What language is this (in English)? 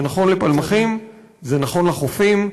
Hebrew